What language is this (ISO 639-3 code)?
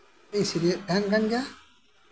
sat